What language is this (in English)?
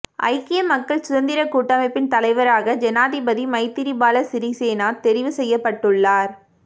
Tamil